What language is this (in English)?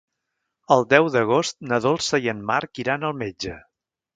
Catalan